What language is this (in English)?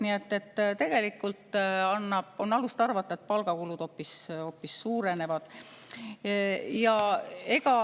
Estonian